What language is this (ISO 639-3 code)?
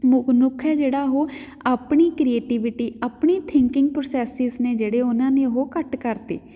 pan